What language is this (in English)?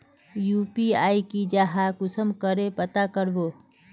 Magahi